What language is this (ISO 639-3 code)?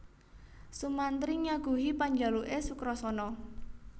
jav